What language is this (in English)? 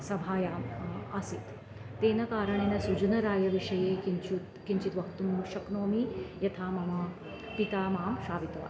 Sanskrit